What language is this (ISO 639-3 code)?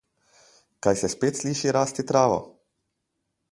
slv